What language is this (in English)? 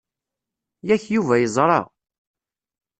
Kabyle